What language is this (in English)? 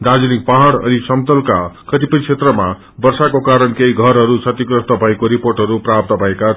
Nepali